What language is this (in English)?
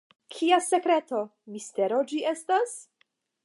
Esperanto